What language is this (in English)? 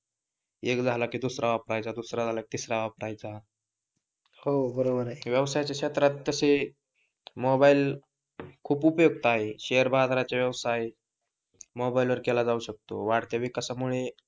Marathi